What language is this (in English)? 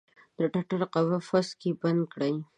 Pashto